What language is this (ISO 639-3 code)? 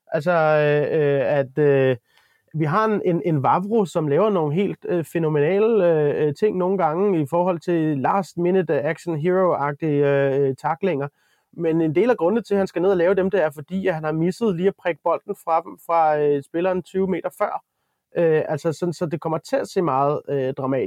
dan